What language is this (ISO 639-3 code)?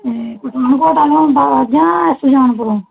pan